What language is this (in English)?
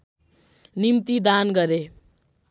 Nepali